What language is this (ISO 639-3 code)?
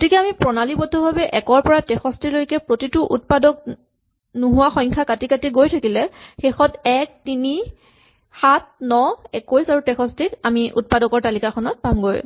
asm